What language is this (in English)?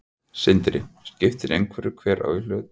Icelandic